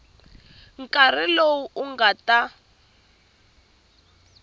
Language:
Tsonga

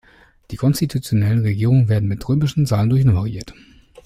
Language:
German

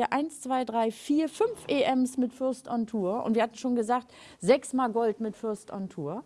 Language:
German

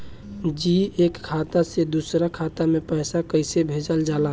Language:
Bhojpuri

